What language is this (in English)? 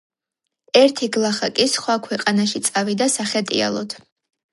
Georgian